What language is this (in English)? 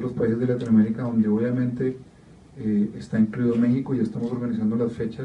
Spanish